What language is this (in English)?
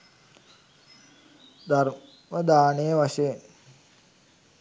Sinhala